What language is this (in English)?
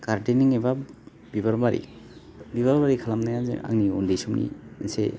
Bodo